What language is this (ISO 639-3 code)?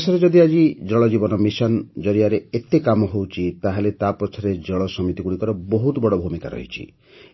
ori